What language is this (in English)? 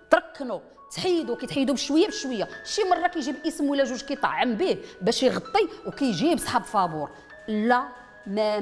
Arabic